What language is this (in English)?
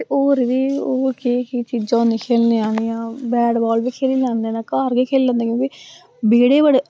Dogri